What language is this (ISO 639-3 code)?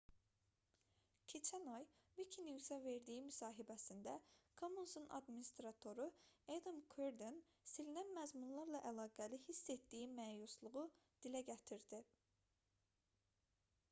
aze